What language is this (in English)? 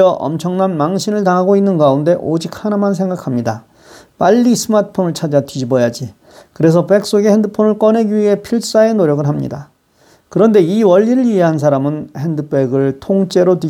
Korean